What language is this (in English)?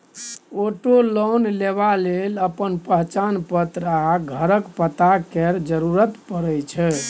Maithili